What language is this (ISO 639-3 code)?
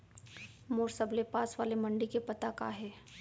hne